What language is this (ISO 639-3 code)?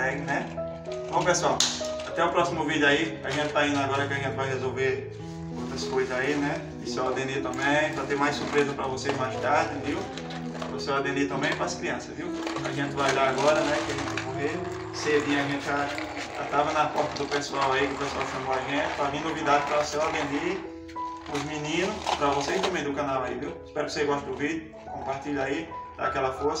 por